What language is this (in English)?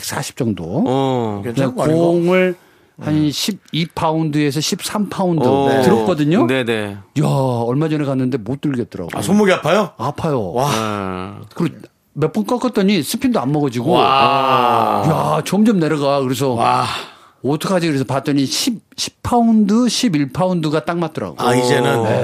Korean